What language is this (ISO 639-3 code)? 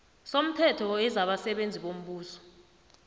nbl